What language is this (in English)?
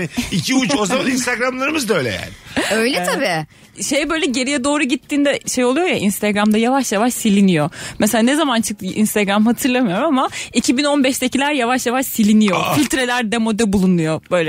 Turkish